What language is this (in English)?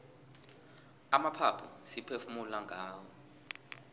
South Ndebele